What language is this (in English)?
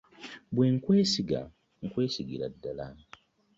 Ganda